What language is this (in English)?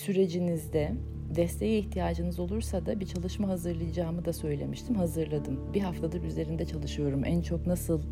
Turkish